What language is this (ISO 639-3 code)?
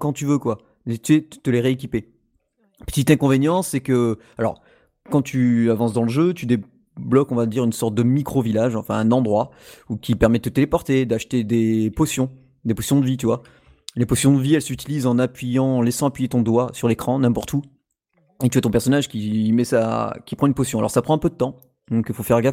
fra